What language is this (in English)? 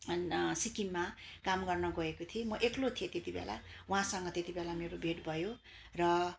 Nepali